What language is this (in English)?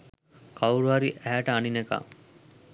Sinhala